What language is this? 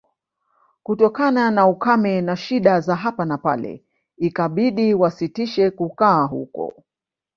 Swahili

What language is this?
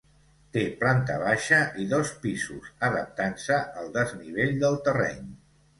Catalan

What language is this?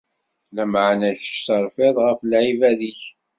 Kabyle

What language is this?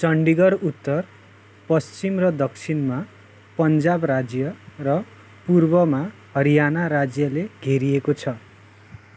Nepali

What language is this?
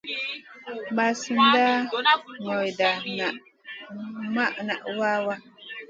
Masana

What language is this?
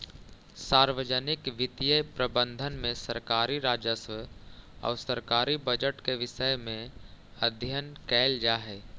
Magahi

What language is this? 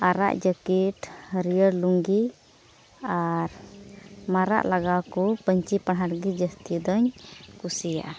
Santali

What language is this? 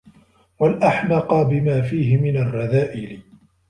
Arabic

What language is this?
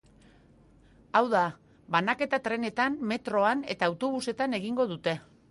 Basque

